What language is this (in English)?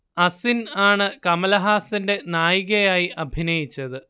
Malayalam